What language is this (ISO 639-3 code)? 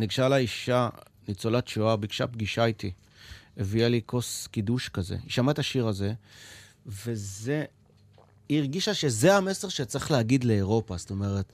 heb